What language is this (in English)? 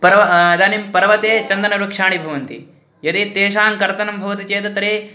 Sanskrit